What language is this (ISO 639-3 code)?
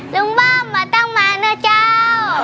tha